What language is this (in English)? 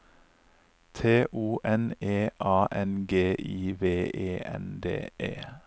Norwegian